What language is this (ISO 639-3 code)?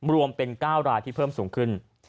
tha